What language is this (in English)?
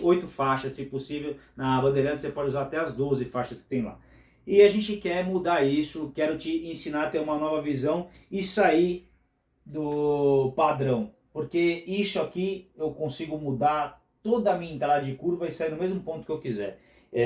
Portuguese